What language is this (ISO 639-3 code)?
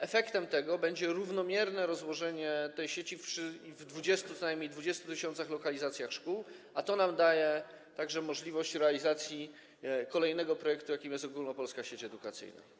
pol